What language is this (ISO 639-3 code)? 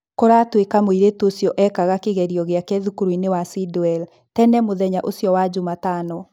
kik